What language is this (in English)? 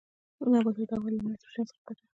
Pashto